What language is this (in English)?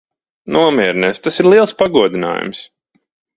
Latvian